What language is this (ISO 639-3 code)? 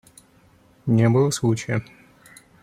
rus